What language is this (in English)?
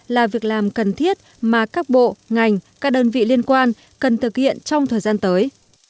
Vietnamese